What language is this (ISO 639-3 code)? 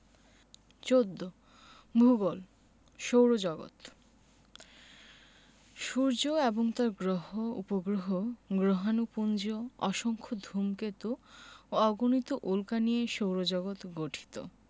ben